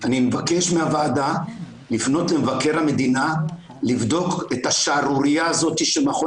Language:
Hebrew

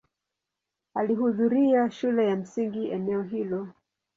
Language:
Swahili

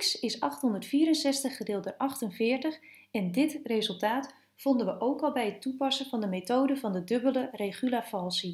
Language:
Dutch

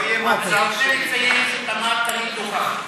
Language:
Hebrew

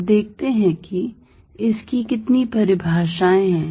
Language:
Hindi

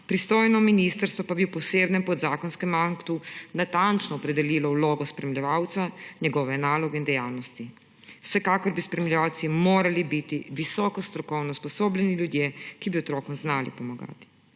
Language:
Slovenian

